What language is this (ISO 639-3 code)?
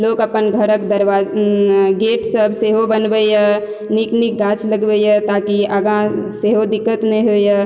mai